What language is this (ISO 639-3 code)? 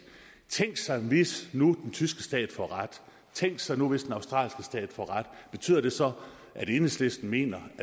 dan